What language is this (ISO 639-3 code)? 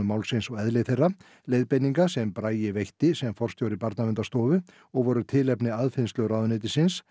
isl